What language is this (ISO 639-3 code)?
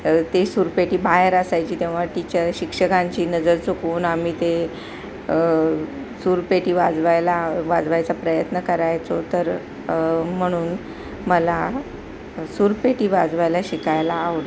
mar